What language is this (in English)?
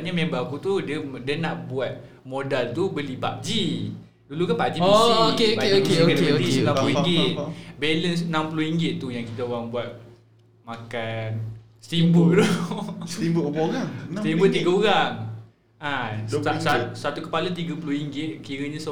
Malay